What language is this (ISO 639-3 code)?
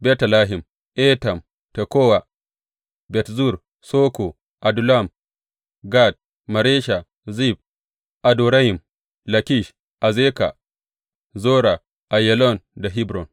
hau